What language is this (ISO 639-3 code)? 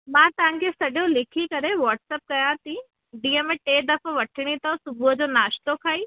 snd